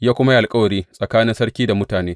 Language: Hausa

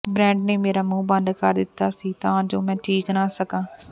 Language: Punjabi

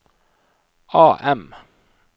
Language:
Norwegian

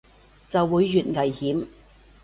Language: Cantonese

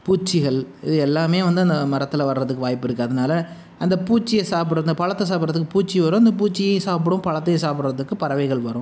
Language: Tamil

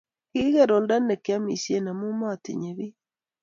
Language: Kalenjin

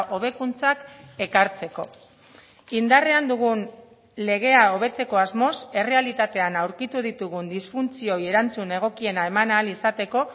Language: Basque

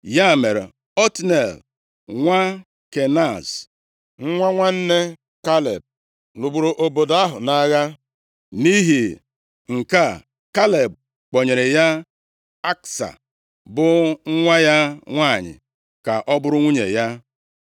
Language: Igbo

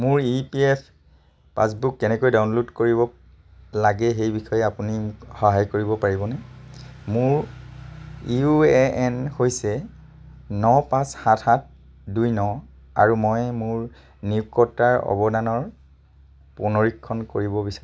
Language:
Assamese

